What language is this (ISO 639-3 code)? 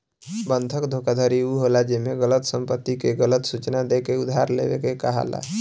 bho